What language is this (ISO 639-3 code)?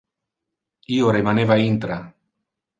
ina